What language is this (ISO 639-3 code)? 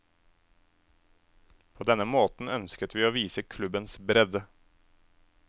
nor